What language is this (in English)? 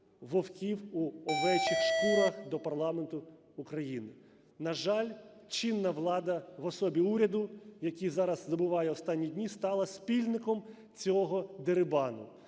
Ukrainian